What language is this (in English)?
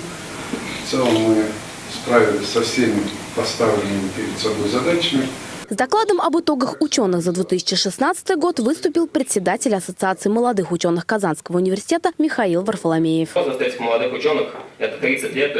Russian